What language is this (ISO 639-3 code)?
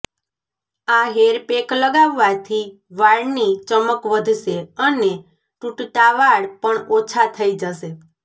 guj